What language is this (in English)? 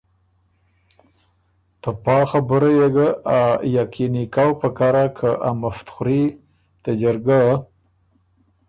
Ormuri